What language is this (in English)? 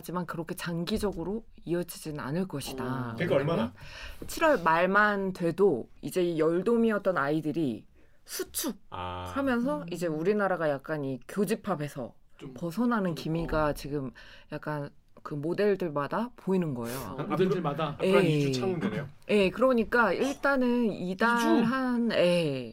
Korean